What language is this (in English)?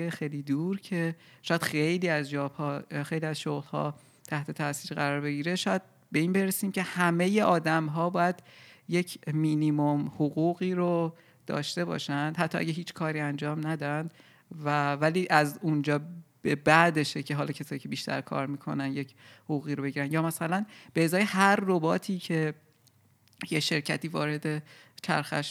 Persian